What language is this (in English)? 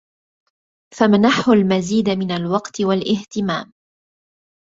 Arabic